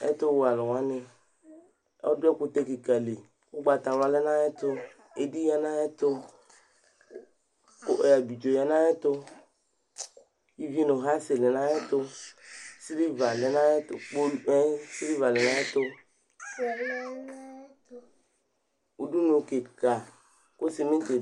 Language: Ikposo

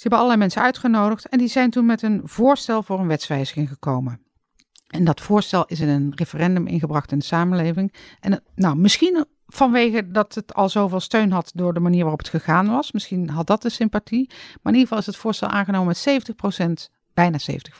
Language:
Dutch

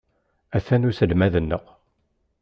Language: Kabyle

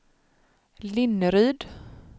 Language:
Swedish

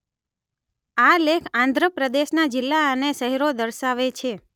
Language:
Gujarati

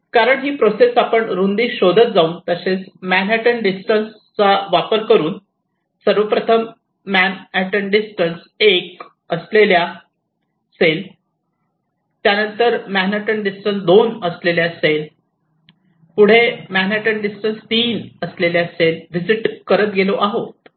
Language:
Marathi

